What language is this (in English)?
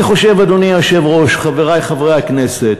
Hebrew